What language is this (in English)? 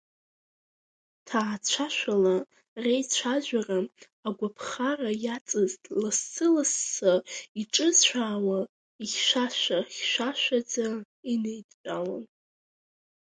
Abkhazian